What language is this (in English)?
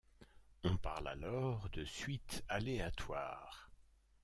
French